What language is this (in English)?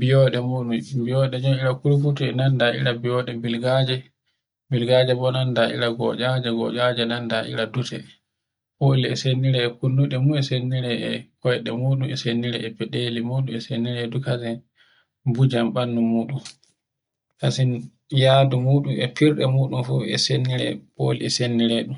Borgu Fulfulde